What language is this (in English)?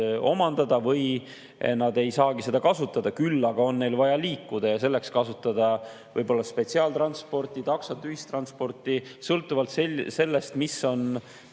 Estonian